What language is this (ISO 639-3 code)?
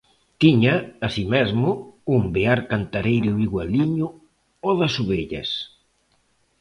glg